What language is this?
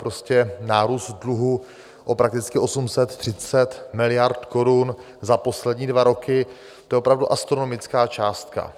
Czech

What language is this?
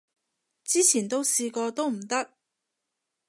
Cantonese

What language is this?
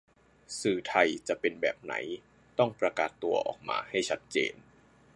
Thai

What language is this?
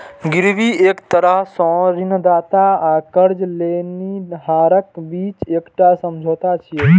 Maithili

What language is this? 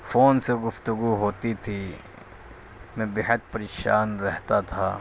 Urdu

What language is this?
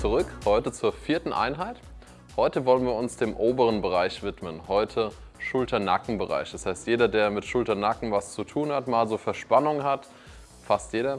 German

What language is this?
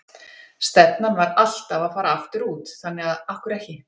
Icelandic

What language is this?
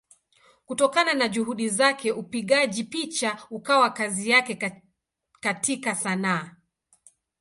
Swahili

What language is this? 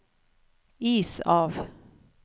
Norwegian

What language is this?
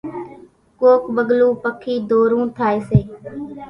Kachi Koli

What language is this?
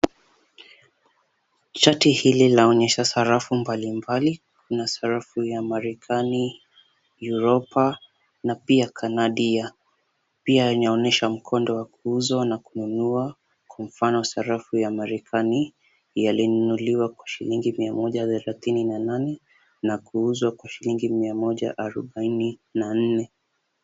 Swahili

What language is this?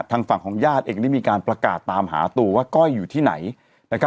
Thai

